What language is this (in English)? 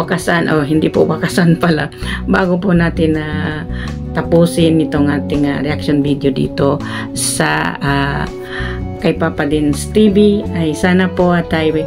Filipino